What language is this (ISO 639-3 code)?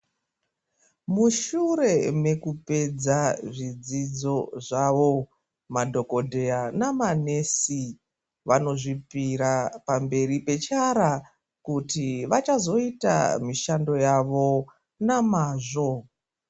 ndc